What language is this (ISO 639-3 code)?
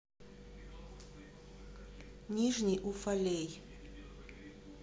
rus